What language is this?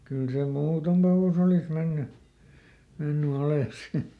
Finnish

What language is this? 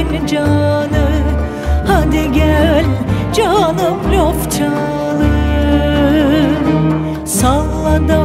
Greek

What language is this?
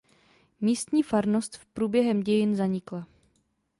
Czech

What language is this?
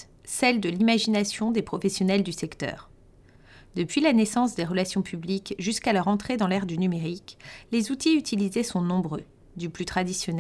French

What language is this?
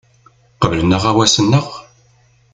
Kabyle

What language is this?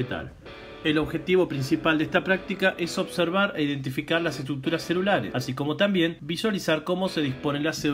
Spanish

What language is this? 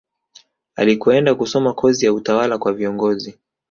Swahili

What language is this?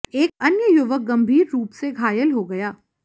Hindi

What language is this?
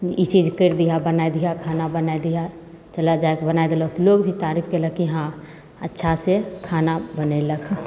Maithili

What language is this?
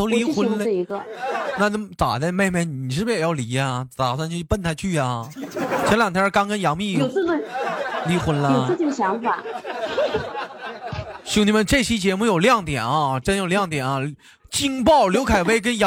Chinese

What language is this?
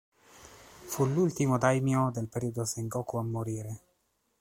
Italian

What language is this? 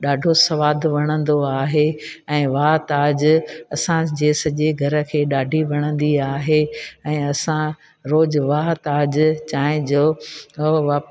Sindhi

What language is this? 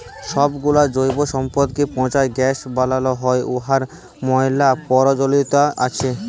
Bangla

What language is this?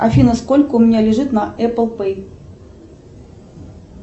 Russian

